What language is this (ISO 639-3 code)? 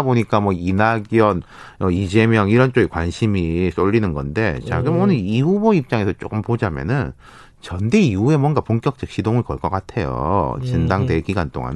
kor